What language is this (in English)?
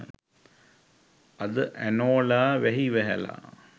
Sinhala